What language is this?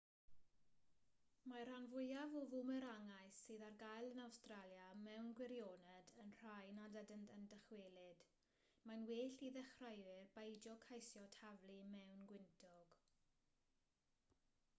Welsh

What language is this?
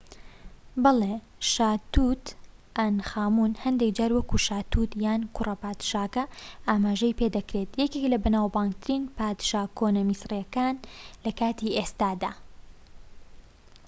Central Kurdish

